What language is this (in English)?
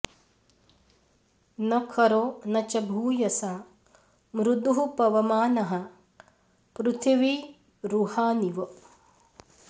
Sanskrit